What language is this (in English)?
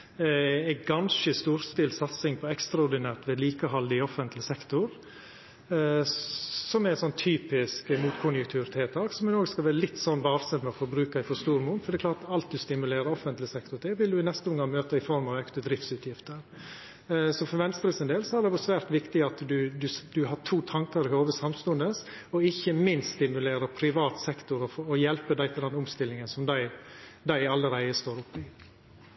Norwegian Nynorsk